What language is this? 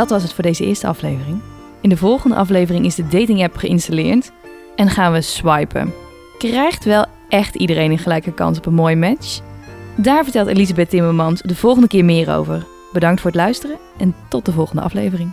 Dutch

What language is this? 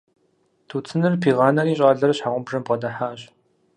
Kabardian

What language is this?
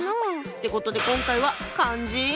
Japanese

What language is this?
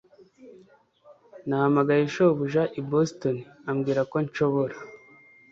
Kinyarwanda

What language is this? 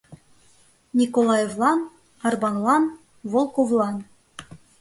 Mari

